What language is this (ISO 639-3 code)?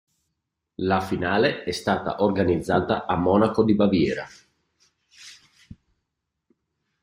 ita